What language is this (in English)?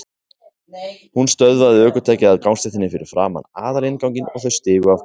Icelandic